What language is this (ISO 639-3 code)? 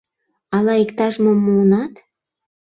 chm